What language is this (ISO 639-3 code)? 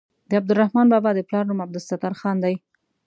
pus